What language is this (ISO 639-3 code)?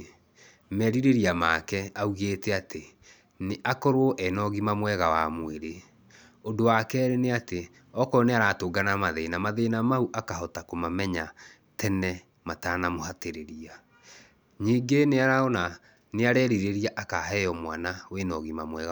kik